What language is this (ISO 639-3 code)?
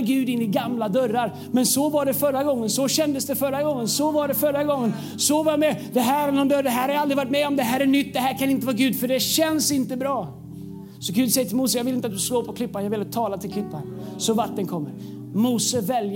swe